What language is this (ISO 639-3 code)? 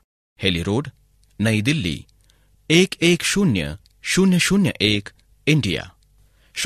hin